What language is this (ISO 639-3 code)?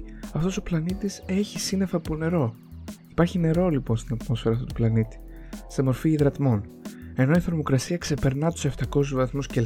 ell